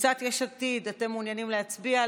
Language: Hebrew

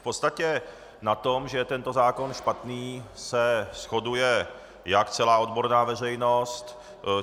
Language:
Czech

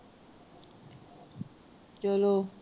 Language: Punjabi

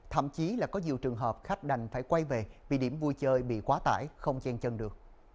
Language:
Vietnamese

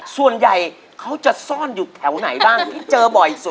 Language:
Thai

